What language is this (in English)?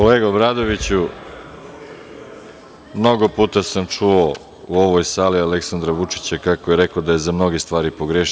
Serbian